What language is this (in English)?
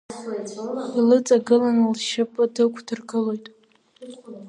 Abkhazian